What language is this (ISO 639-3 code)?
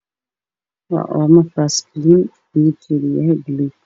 som